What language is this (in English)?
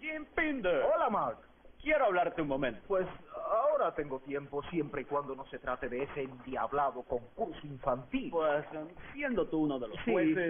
Spanish